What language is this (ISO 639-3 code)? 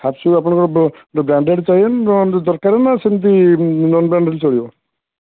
ori